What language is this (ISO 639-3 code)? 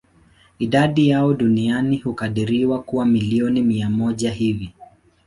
swa